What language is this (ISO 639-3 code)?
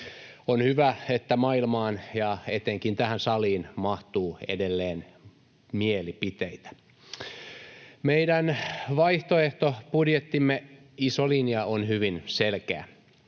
fin